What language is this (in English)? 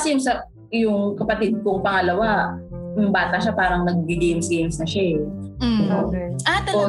Filipino